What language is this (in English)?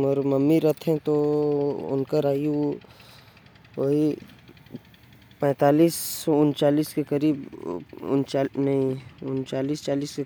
Korwa